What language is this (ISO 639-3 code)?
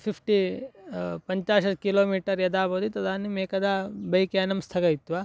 san